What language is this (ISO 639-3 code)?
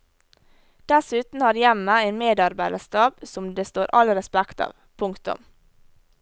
nor